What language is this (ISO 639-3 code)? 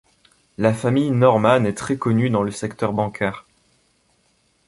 fra